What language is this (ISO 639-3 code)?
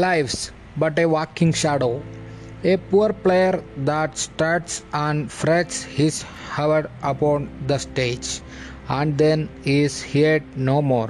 mal